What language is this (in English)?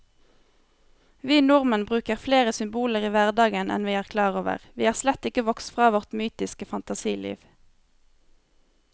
Norwegian